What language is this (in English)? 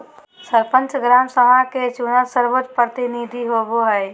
Magahi